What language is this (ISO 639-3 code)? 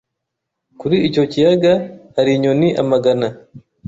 kin